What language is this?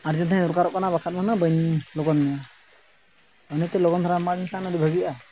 Santali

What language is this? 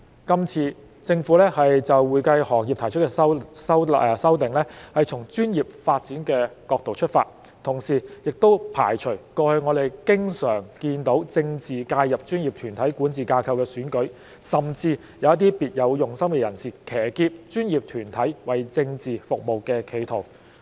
Cantonese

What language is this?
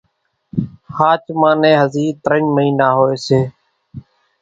Kachi Koli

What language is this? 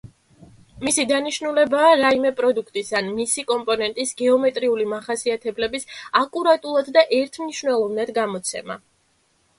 Georgian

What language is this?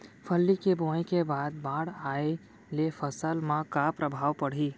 Chhattisgarhi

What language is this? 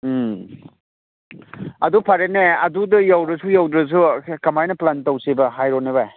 Manipuri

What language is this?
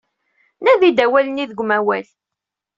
Kabyle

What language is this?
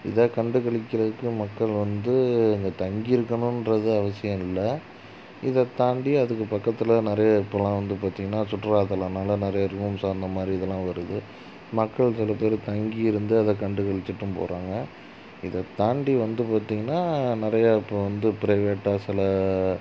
Tamil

